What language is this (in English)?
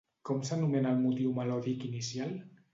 Catalan